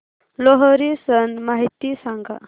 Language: Marathi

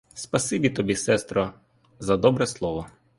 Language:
Ukrainian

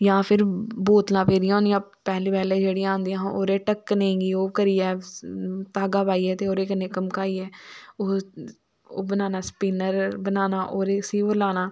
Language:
Dogri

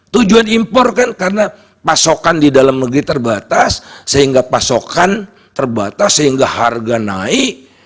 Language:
Indonesian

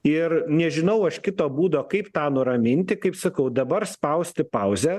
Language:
Lithuanian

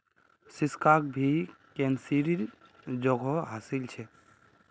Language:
Magahi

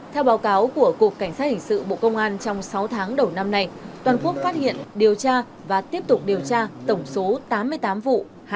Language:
Vietnamese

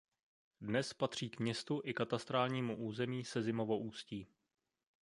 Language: Czech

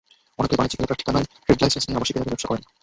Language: Bangla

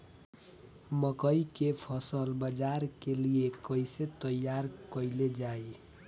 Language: Bhojpuri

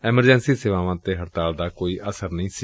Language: Punjabi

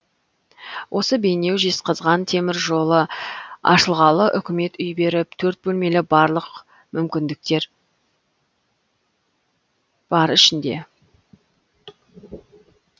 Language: Kazakh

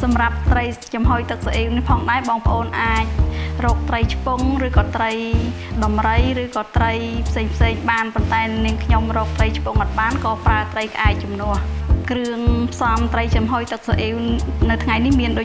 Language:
Vietnamese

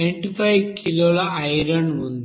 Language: Telugu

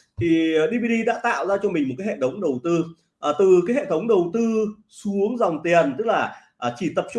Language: Vietnamese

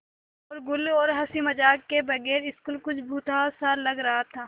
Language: Hindi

